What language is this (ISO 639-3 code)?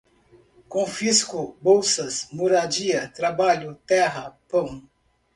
por